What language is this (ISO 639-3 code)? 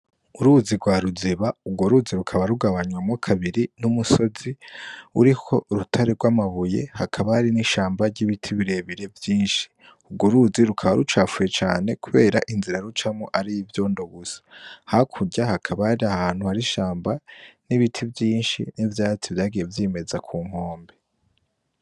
run